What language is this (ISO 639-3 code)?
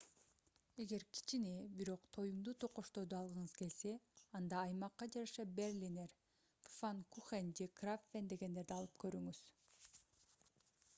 kir